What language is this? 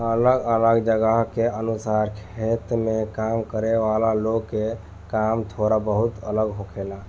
Bhojpuri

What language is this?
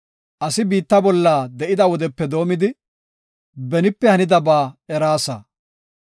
Gofa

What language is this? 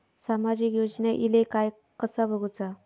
Marathi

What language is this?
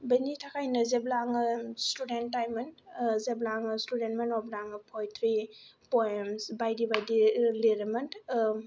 Bodo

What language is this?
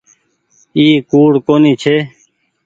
Goaria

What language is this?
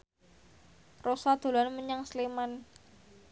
Javanese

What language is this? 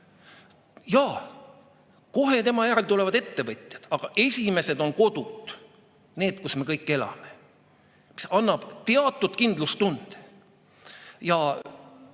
Estonian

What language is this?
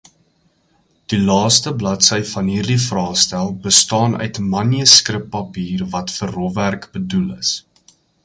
Afrikaans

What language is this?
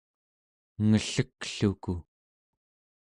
Central Yupik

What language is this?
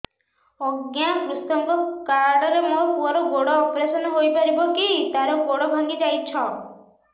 Odia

